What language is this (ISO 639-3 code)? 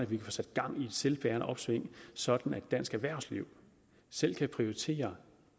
dan